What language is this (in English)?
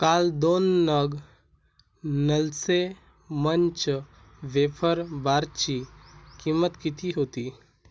Marathi